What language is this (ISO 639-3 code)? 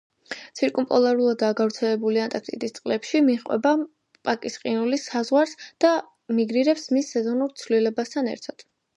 kat